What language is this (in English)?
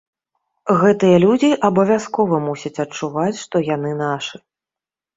Belarusian